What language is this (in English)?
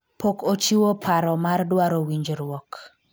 Luo (Kenya and Tanzania)